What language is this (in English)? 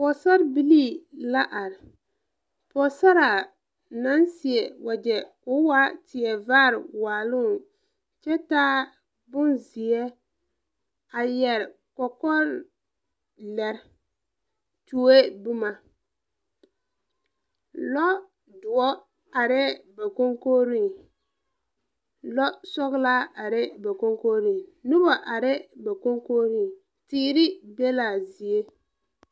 Southern Dagaare